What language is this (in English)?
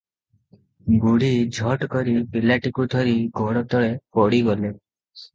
Odia